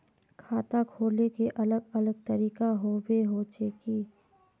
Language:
Magahi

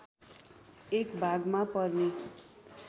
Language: Nepali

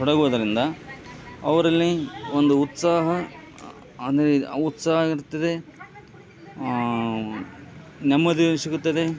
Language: Kannada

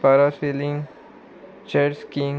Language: Konkani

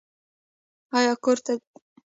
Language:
Pashto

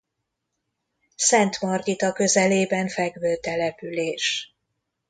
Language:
Hungarian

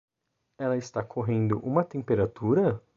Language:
Portuguese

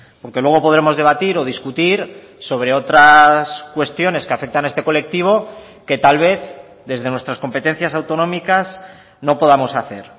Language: Spanish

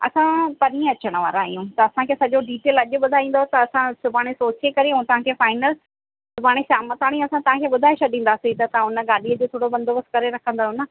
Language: Sindhi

